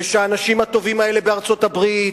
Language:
Hebrew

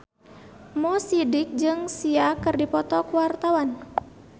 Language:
Sundanese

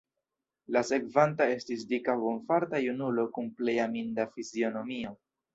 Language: Esperanto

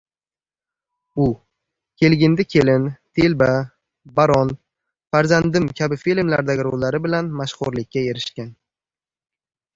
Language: Uzbek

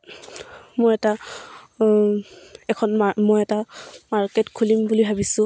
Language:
Assamese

